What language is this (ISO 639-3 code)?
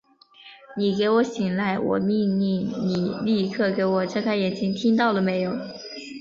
zho